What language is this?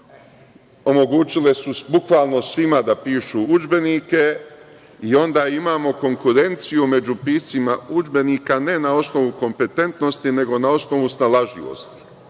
Serbian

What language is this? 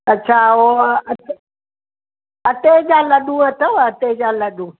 Sindhi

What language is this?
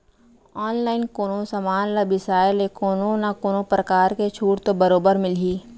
Chhattisgarhi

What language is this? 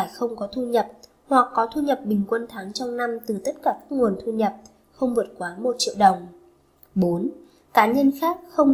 Vietnamese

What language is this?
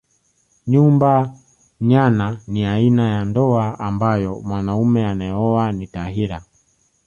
Swahili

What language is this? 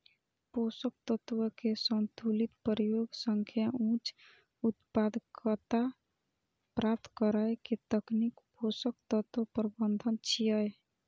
Maithili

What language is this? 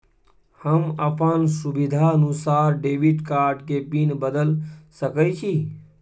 Maithili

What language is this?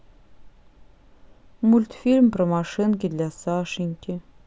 Russian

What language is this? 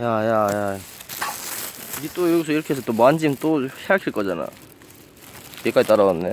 Korean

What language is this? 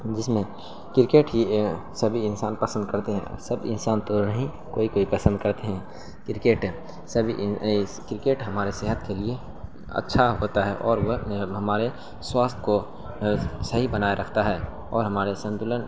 Urdu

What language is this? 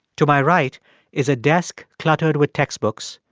English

